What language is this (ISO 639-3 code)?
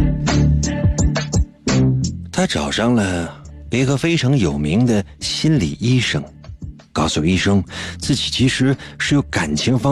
zho